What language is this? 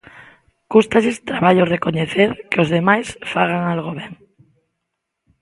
Galician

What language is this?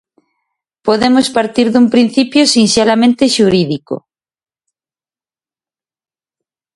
Galician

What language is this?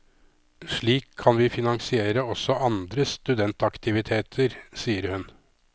Norwegian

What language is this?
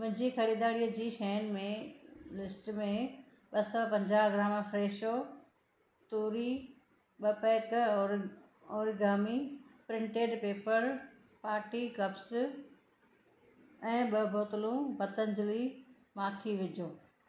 Sindhi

